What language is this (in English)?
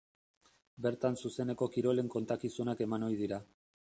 Basque